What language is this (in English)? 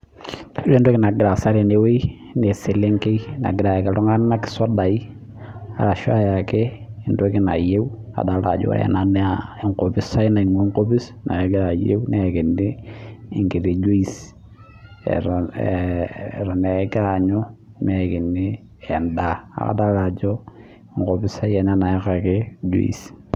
Masai